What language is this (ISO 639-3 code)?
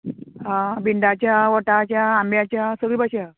kok